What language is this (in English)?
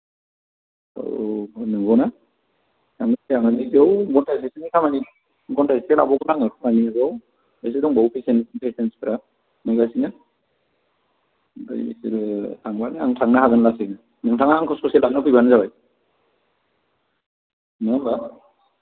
Bodo